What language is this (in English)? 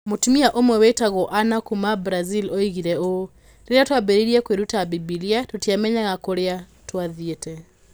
Kikuyu